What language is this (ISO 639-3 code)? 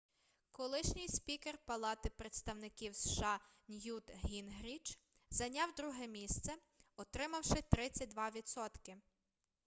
ukr